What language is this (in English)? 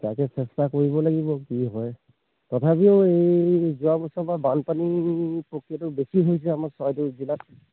Assamese